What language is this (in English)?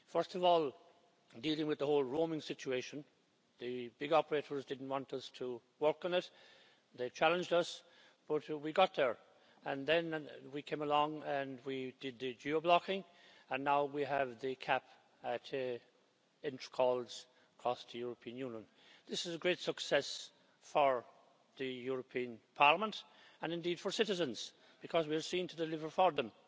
English